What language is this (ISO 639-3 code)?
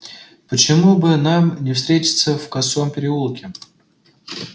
rus